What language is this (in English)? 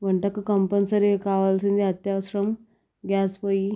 Telugu